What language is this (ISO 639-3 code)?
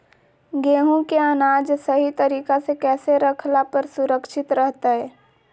mag